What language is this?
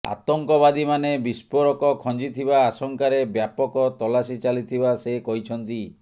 Odia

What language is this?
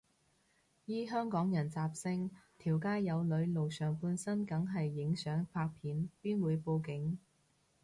Cantonese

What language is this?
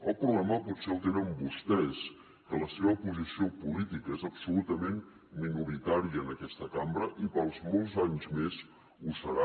Catalan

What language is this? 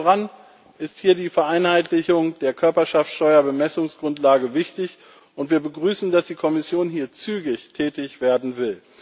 German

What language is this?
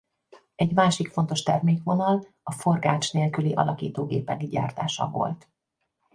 Hungarian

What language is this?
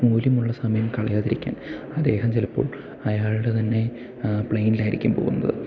Malayalam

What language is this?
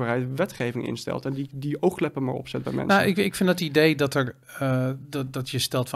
Dutch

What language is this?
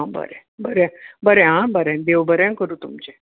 Konkani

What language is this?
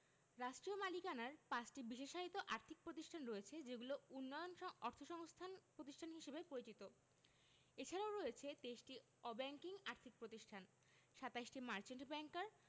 Bangla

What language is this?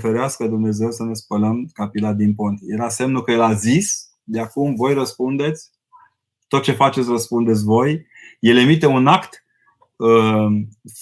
Romanian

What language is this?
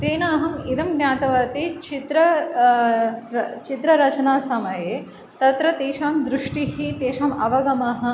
Sanskrit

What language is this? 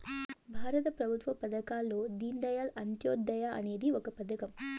Telugu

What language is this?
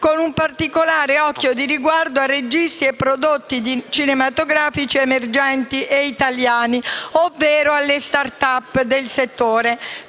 Italian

